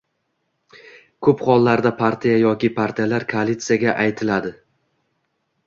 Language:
Uzbek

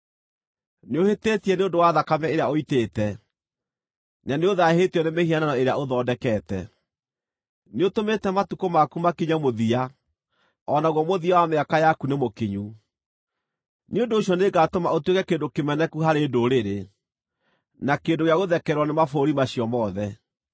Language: Kikuyu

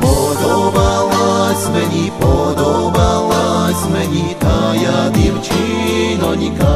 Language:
Romanian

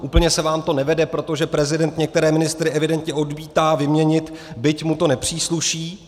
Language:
Czech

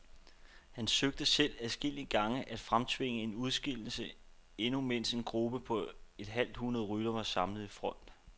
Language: Danish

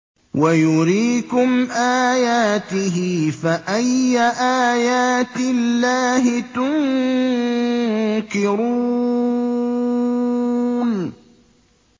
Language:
Arabic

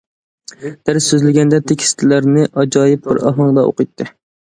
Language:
Uyghur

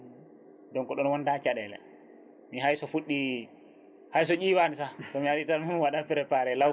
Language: Fula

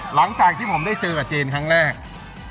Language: Thai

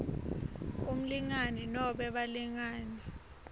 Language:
Swati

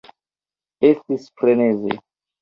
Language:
Esperanto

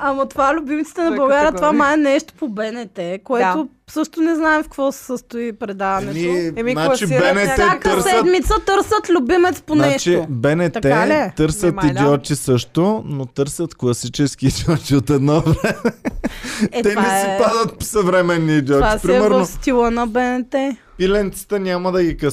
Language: Bulgarian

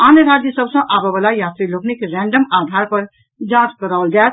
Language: Maithili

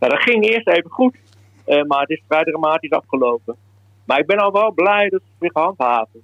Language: Dutch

